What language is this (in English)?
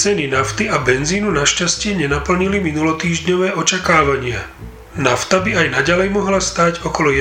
Slovak